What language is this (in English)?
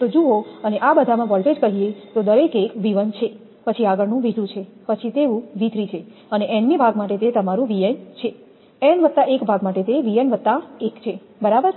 Gujarati